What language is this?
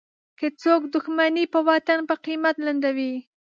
Pashto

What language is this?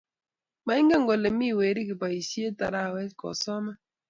Kalenjin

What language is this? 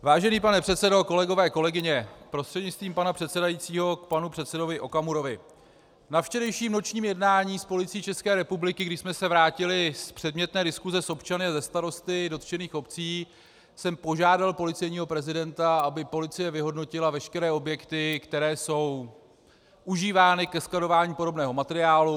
Czech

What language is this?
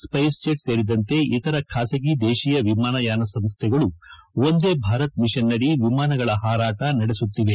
Kannada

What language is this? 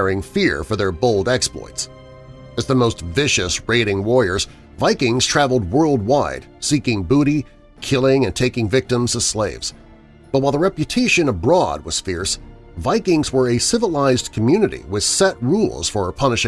English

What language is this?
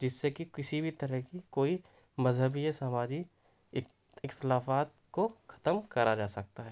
Urdu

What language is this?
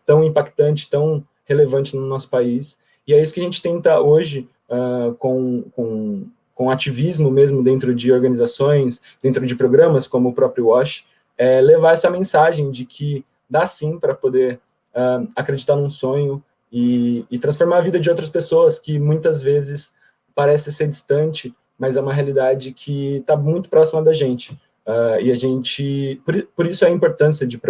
Portuguese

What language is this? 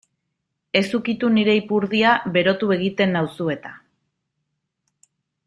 Basque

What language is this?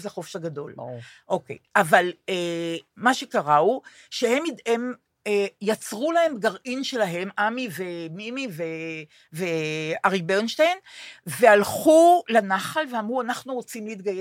Hebrew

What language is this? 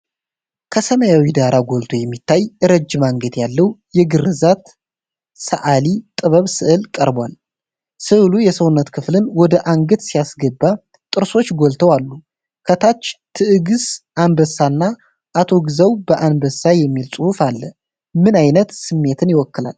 Amharic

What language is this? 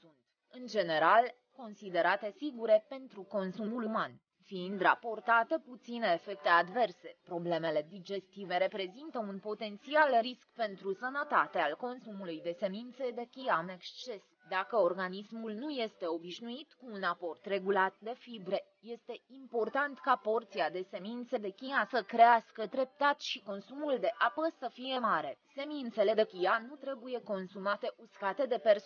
Romanian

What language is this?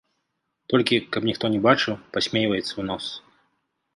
Belarusian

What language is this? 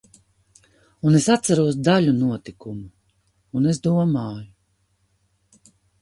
Latvian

